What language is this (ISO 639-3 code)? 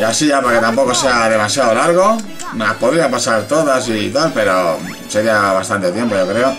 spa